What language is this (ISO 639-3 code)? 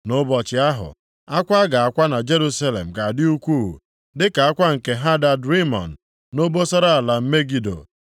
ibo